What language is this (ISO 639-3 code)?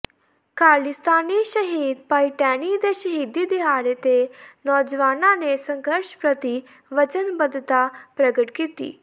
pan